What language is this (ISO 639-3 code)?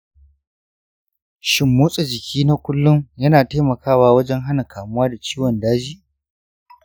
hau